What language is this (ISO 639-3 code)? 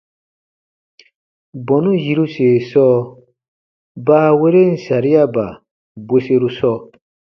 bba